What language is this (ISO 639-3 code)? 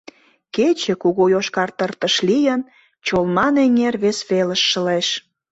chm